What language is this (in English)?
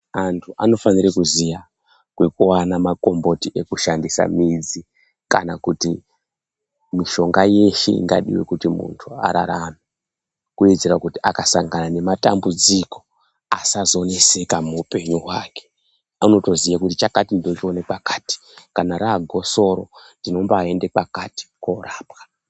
Ndau